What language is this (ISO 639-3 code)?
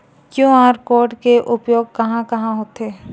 hne